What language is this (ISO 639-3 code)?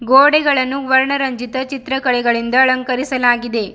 kan